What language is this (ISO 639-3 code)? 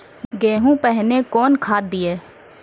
mai